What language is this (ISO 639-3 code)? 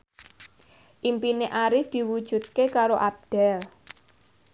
jav